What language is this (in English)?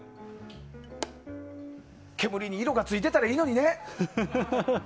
Japanese